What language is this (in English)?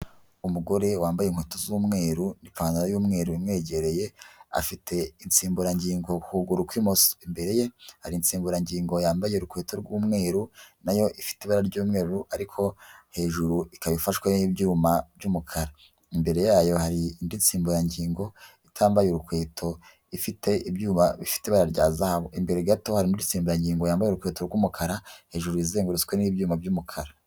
Kinyarwanda